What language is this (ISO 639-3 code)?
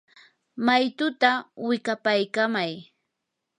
qur